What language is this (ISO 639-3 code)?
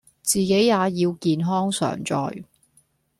yue